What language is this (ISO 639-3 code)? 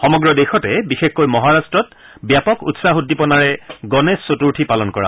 asm